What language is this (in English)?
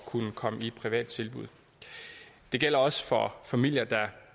Danish